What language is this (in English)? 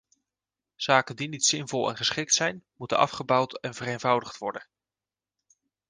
Dutch